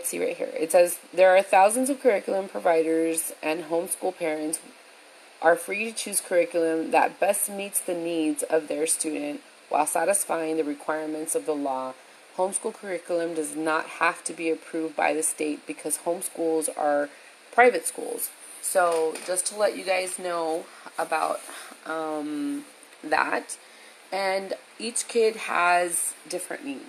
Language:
English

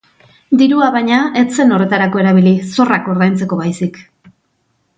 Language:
Basque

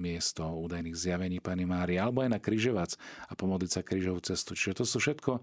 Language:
Slovak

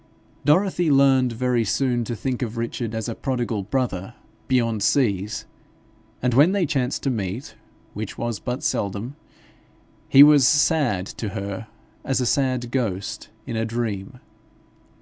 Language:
English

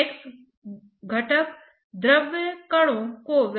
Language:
Hindi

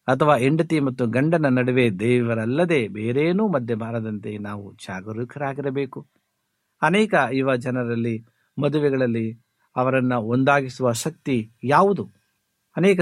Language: Kannada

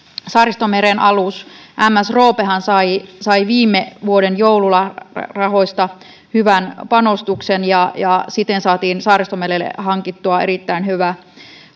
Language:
Finnish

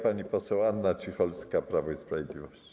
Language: Polish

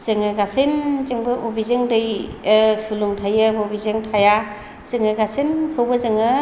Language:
Bodo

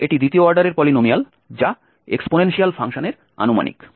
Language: Bangla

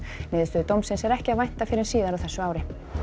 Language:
Icelandic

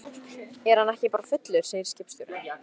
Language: Icelandic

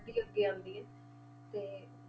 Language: Punjabi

